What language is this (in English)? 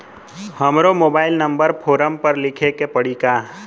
Bhojpuri